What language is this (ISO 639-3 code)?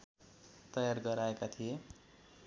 nep